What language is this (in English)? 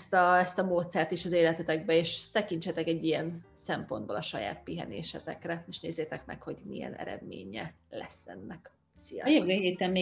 Hungarian